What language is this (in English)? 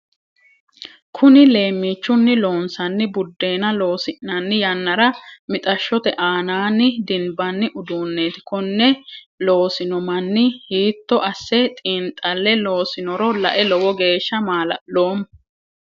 Sidamo